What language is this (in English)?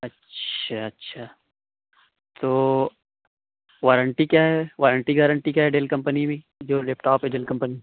Urdu